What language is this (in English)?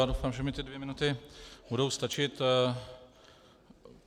Czech